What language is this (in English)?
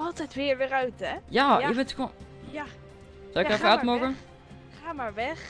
Dutch